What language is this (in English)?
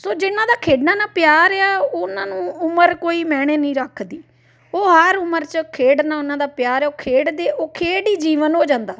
Punjabi